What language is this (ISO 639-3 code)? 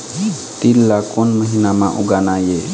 hne